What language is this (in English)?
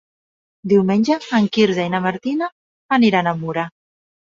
Catalan